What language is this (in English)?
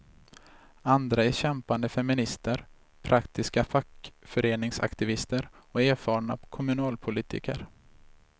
Swedish